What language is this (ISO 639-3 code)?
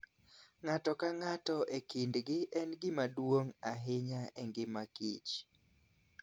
luo